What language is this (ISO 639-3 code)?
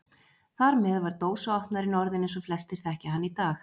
isl